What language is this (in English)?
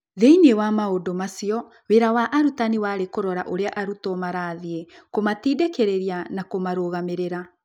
Kikuyu